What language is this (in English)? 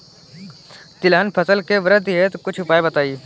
Bhojpuri